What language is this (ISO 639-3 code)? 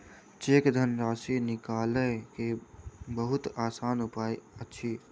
mai